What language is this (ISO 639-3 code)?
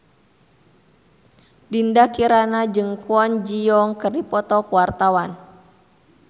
sun